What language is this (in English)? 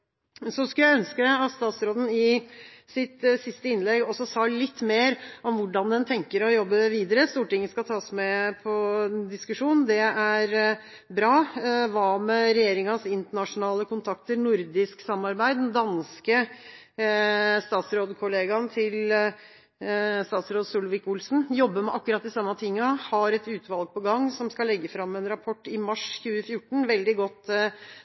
Norwegian Bokmål